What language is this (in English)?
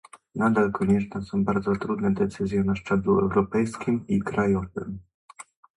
Polish